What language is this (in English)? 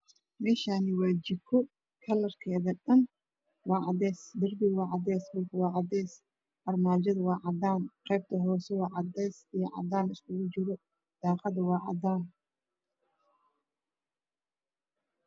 Somali